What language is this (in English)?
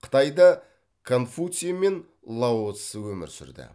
Kazakh